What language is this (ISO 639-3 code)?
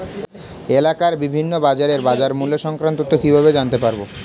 ben